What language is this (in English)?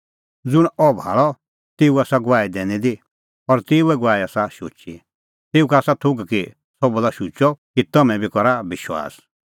Kullu Pahari